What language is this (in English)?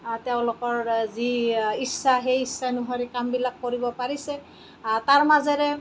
Assamese